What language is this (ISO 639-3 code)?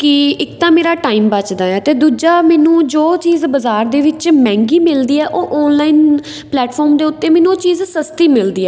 pan